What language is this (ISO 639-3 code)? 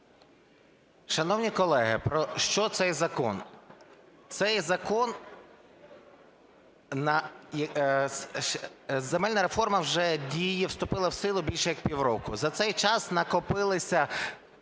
ukr